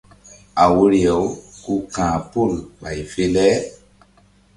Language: Mbum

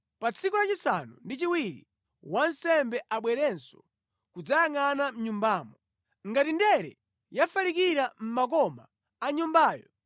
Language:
Nyanja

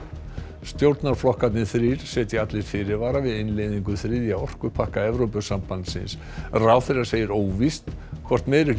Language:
Icelandic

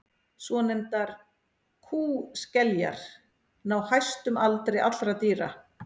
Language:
Icelandic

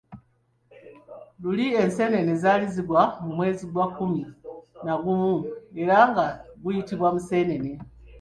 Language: Ganda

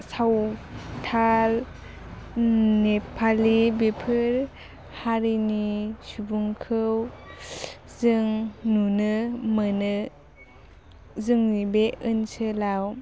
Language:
Bodo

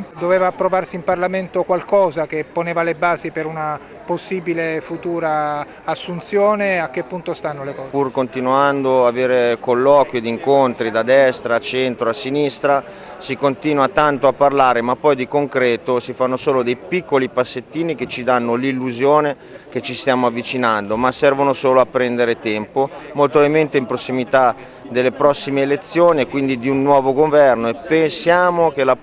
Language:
Italian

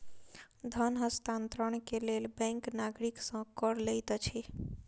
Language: Maithili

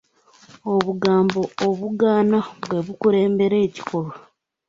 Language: Ganda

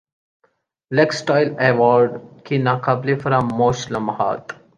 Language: Urdu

